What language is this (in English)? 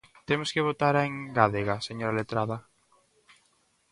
Galician